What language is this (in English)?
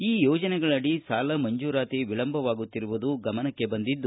Kannada